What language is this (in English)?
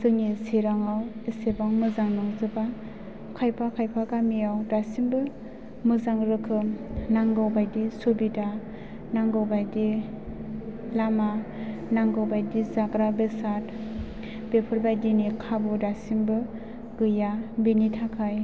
Bodo